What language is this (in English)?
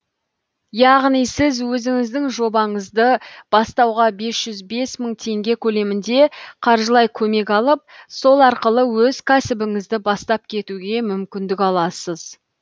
Kazakh